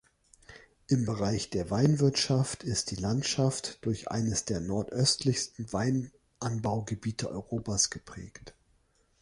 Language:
German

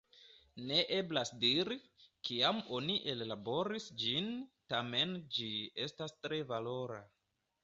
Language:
Esperanto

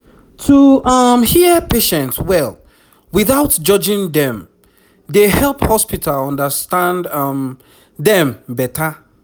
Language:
Nigerian Pidgin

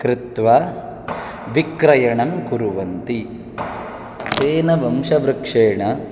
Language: Sanskrit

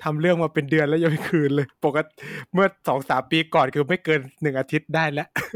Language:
Thai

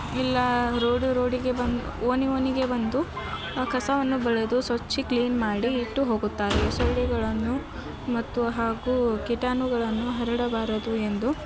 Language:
Kannada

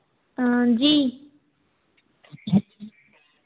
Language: Hindi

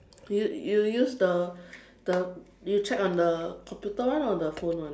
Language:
English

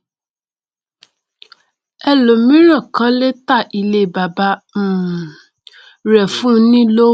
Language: Yoruba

